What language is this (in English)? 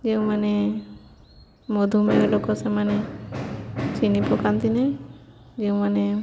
Odia